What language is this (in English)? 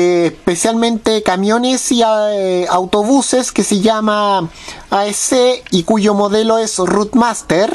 Spanish